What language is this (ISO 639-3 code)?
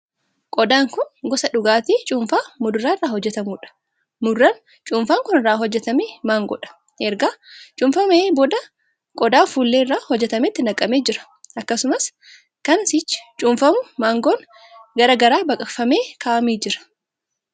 orm